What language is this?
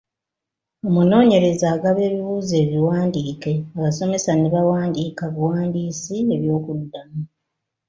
Ganda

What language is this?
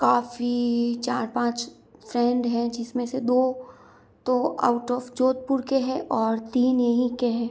Hindi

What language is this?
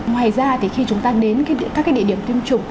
Vietnamese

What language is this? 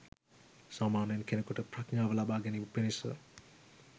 Sinhala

